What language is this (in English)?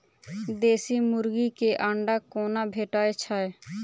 Maithili